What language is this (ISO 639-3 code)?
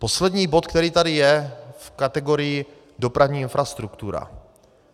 ces